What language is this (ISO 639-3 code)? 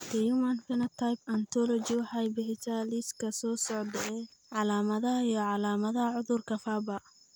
som